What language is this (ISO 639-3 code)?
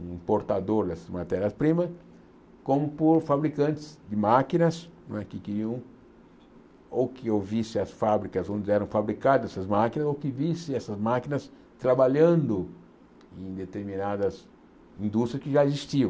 por